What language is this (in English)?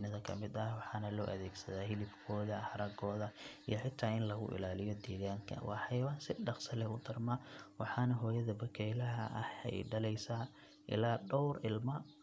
Somali